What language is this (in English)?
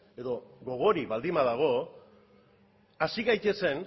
Basque